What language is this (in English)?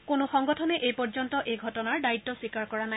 Assamese